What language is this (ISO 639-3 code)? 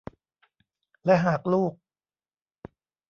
tha